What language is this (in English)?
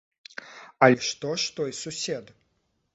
Belarusian